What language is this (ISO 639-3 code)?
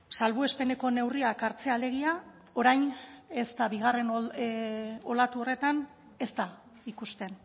eus